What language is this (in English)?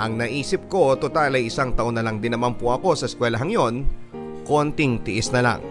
Filipino